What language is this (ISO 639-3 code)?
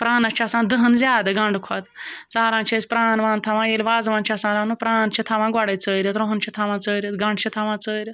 kas